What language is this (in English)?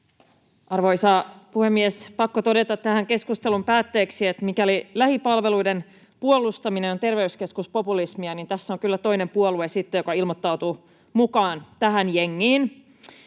Finnish